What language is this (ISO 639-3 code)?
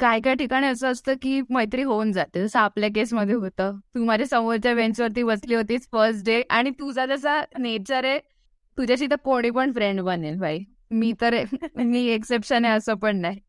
mar